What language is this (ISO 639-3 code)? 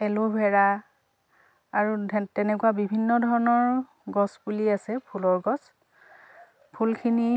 asm